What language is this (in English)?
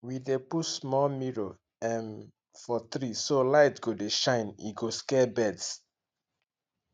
Nigerian Pidgin